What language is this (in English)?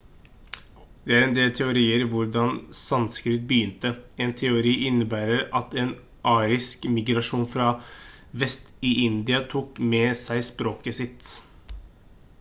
Norwegian Bokmål